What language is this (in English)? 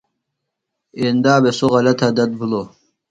Phalura